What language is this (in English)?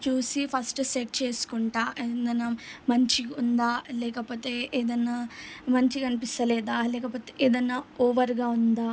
Telugu